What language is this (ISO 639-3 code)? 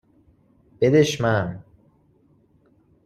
fas